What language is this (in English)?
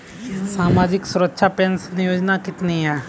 Hindi